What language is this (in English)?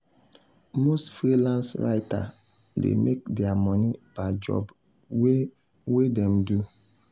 Nigerian Pidgin